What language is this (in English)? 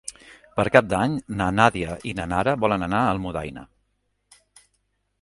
Catalan